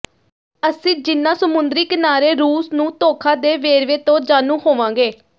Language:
Punjabi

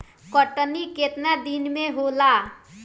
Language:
Bhojpuri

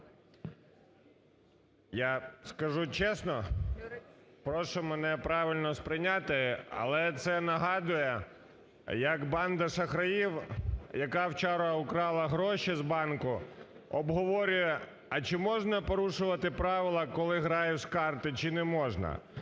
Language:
Ukrainian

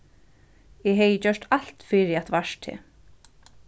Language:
Faroese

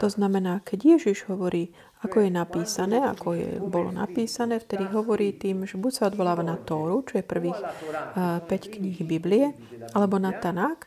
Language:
Slovak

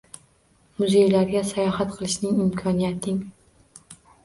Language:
Uzbek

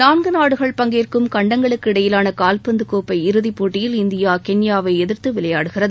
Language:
Tamil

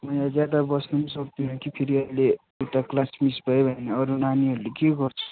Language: Nepali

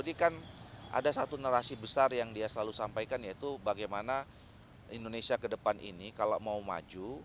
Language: Indonesian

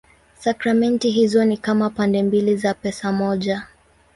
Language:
Swahili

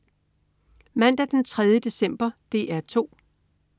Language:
Danish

